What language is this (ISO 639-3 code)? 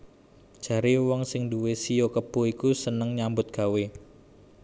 jav